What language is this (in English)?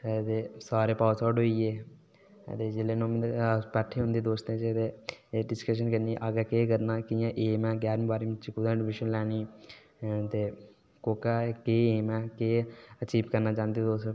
Dogri